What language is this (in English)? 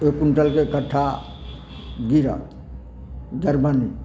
Maithili